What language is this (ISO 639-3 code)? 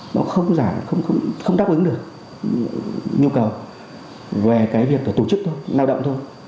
vie